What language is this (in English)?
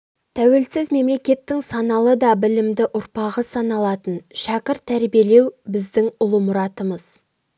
Kazakh